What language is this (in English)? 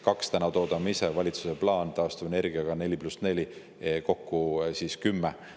Estonian